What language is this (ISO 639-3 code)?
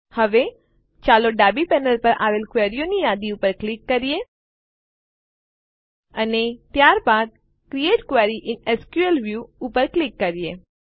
guj